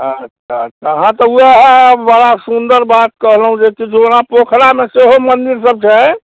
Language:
Maithili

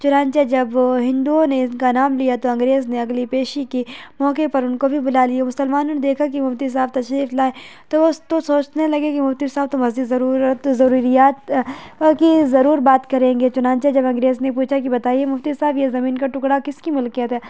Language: Urdu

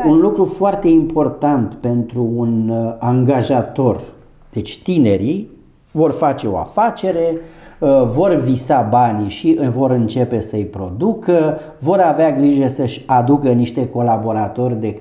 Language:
Romanian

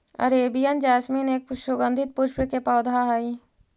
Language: Magahi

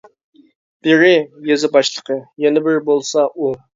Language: Uyghur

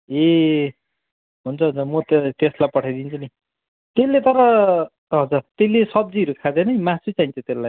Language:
Nepali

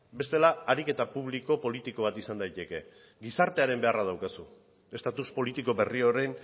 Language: Basque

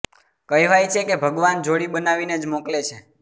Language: Gujarati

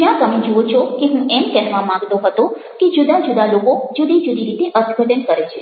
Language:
Gujarati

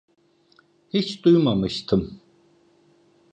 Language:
Turkish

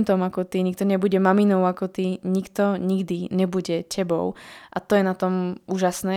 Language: Slovak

